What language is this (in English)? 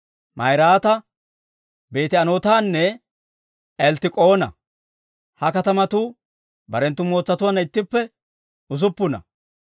Dawro